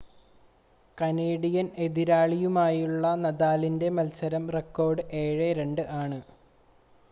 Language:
Malayalam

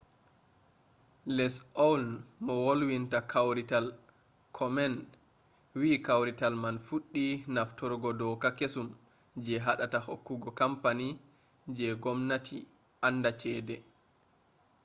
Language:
Fula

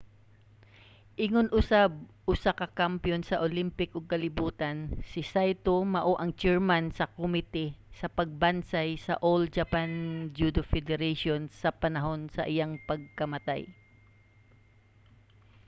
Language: Cebuano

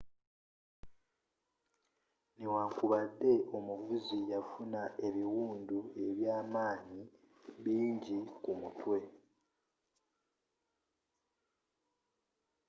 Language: Ganda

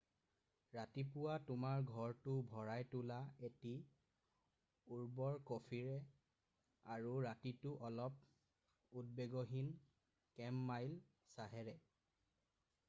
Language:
Assamese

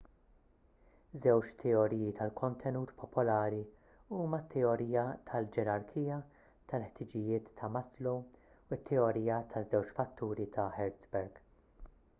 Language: Maltese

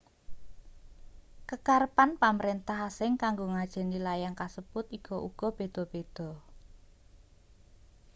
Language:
Javanese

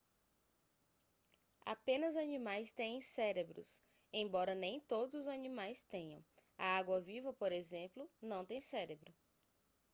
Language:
Portuguese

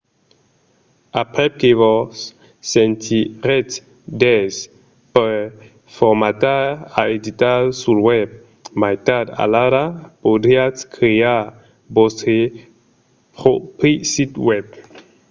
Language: Occitan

